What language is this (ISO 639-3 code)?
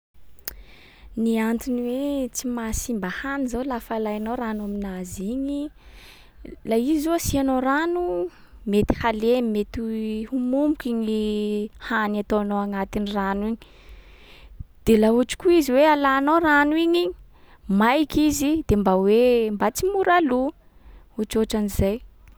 skg